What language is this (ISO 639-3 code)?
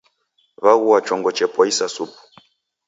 dav